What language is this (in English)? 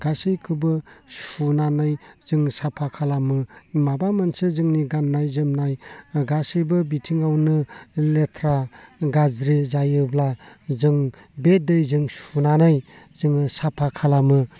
Bodo